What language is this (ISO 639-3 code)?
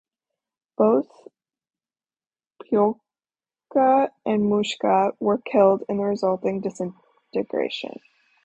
eng